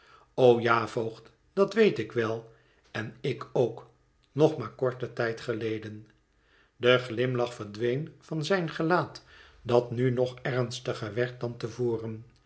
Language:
Dutch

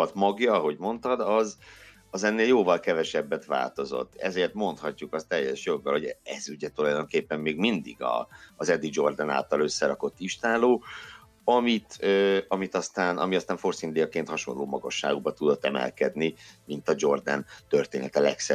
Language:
Hungarian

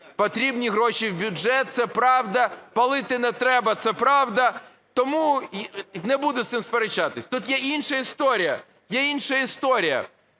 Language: Ukrainian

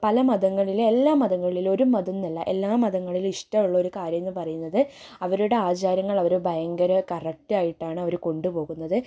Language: Malayalam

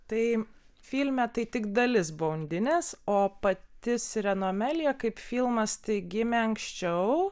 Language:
Lithuanian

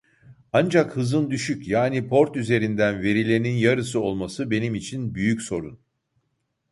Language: Turkish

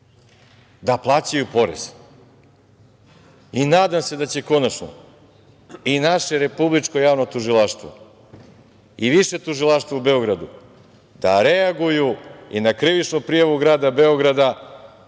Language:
Serbian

